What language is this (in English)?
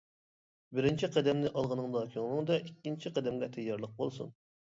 Uyghur